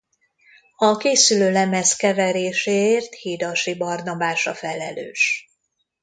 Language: Hungarian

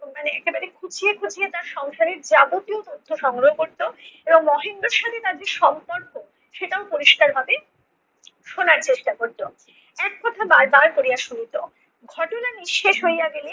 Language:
Bangla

